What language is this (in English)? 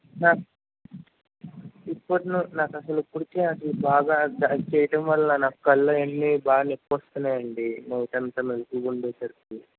Telugu